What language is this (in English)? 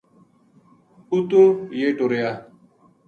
Gujari